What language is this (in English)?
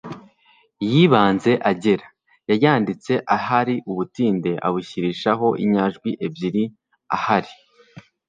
Kinyarwanda